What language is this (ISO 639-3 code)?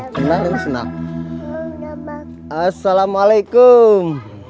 ind